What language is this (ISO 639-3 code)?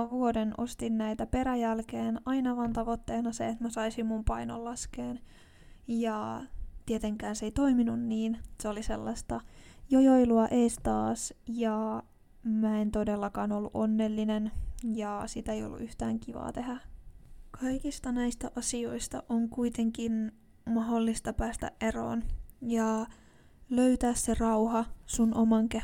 fin